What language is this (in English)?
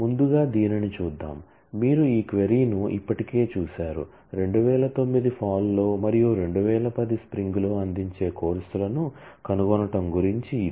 Telugu